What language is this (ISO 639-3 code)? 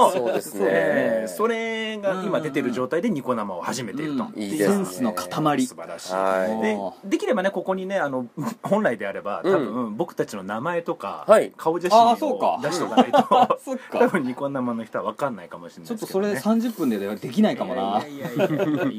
jpn